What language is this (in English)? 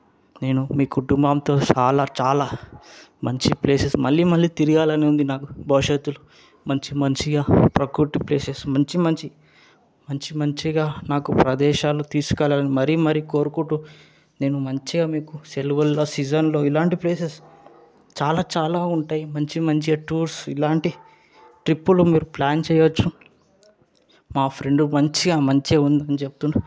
Telugu